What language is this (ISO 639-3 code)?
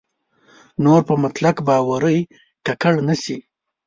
pus